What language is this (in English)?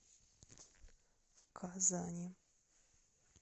Russian